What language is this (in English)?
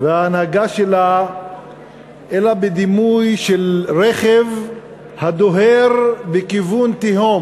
Hebrew